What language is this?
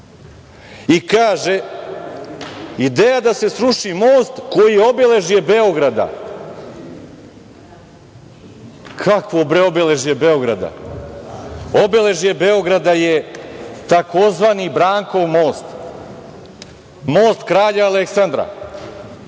Serbian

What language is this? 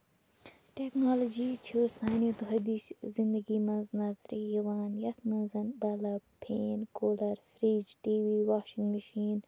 Kashmiri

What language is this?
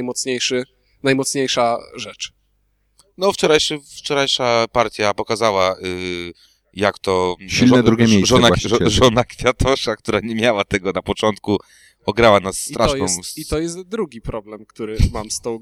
Polish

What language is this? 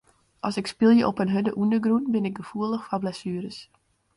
Western Frisian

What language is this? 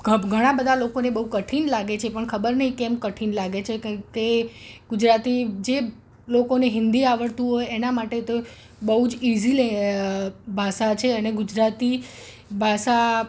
Gujarati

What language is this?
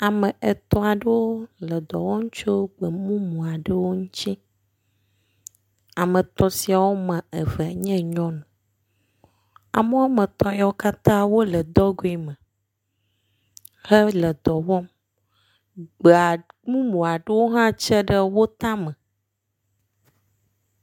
Ewe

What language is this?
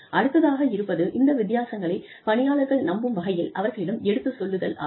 Tamil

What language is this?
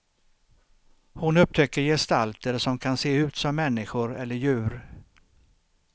Swedish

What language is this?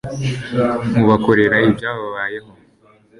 Kinyarwanda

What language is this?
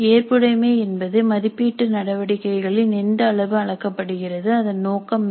Tamil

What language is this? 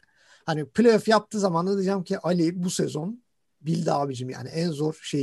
Turkish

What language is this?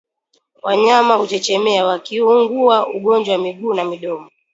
Swahili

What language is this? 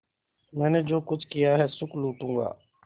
Hindi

